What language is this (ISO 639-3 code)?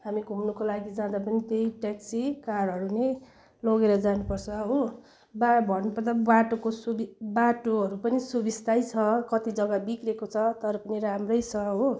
nep